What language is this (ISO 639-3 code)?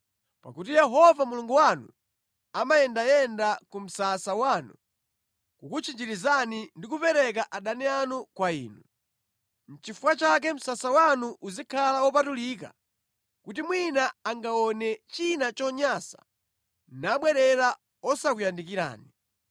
nya